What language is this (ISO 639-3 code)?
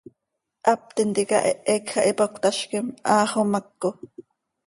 sei